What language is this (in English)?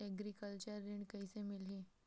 Chhattisgarhi